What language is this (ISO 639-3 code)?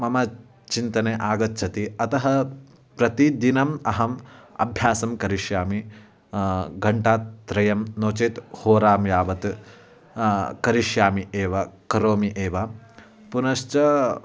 san